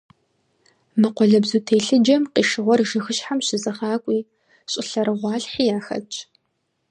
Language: Kabardian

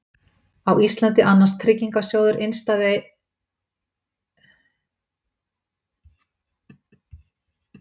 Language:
Icelandic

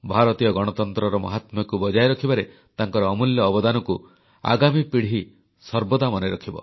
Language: Odia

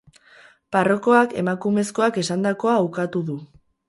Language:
Basque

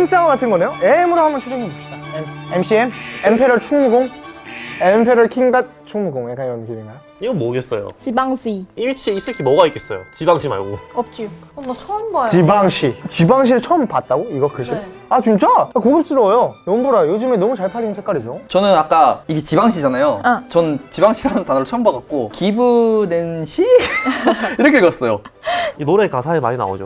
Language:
Korean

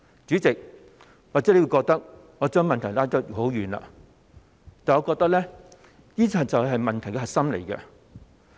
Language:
Cantonese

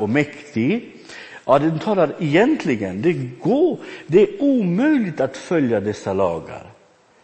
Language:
Swedish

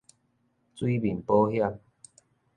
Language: Min Nan Chinese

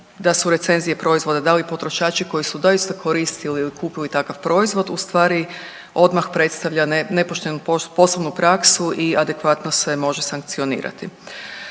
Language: Croatian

